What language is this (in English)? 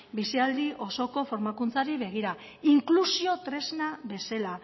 Basque